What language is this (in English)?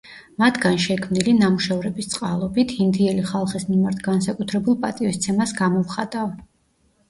Georgian